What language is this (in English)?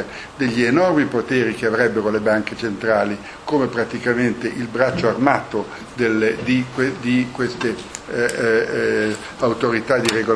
Italian